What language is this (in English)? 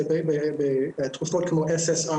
Hebrew